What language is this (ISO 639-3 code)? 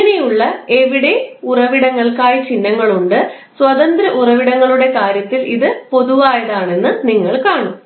mal